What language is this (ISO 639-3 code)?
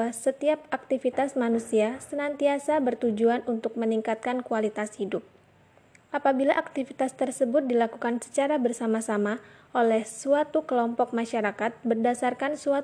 ind